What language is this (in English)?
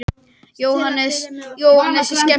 Icelandic